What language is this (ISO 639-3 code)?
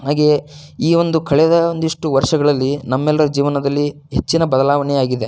kan